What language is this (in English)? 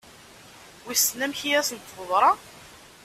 Kabyle